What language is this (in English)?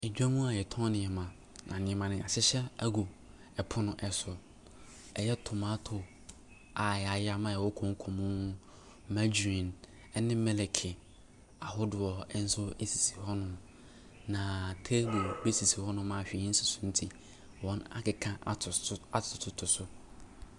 Akan